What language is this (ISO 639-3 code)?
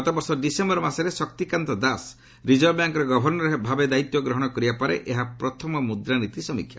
ori